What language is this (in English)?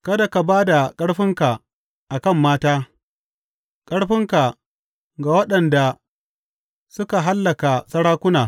Hausa